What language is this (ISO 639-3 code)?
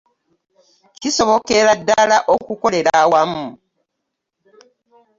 lug